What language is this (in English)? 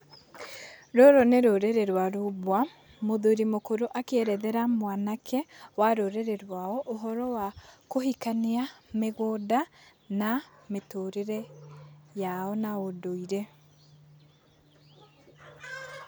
Kikuyu